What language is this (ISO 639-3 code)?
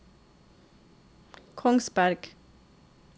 nor